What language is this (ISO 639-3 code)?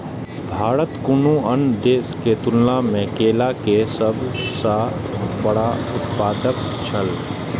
mai